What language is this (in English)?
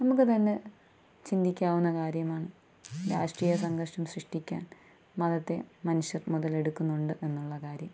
Malayalam